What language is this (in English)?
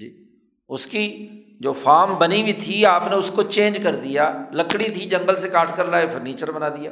Urdu